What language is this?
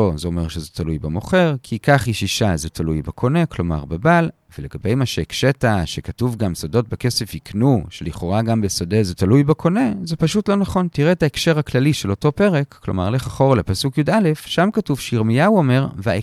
Hebrew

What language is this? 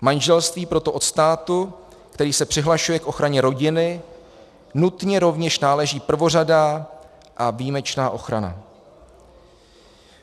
Czech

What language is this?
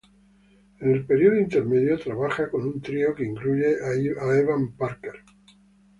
Spanish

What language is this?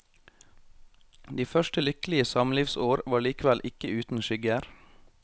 Norwegian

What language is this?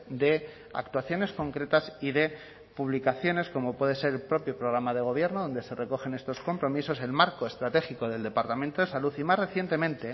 Spanish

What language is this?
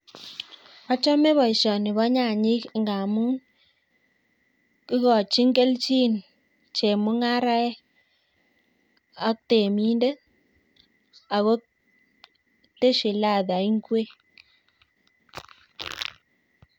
Kalenjin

